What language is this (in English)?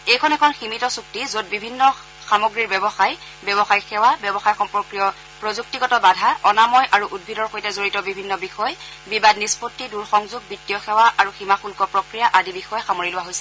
Assamese